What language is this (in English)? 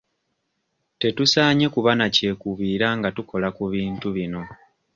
Ganda